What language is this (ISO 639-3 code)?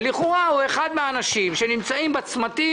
heb